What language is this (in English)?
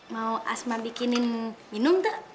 Indonesian